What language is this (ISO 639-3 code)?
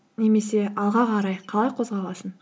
kaz